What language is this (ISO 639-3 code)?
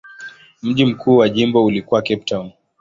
swa